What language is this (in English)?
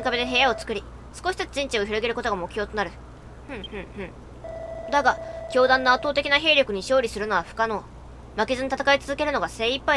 Japanese